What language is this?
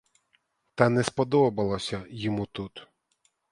Ukrainian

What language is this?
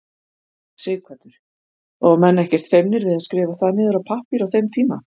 Icelandic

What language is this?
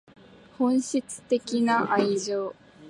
Japanese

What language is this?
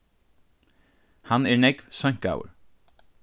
Faroese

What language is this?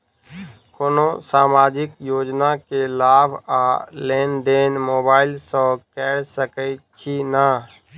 Maithili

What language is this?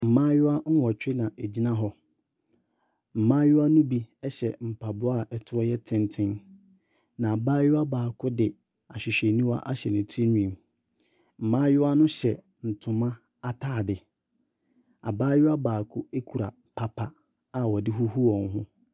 Akan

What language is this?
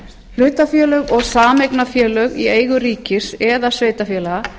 Icelandic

